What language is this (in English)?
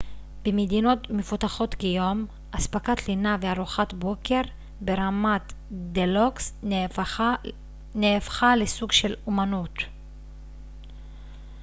Hebrew